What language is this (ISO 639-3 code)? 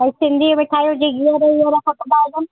snd